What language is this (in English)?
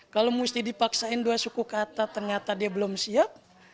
Indonesian